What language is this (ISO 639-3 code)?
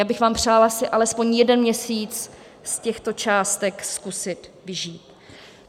ces